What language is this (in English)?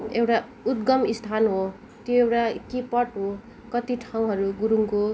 Nepali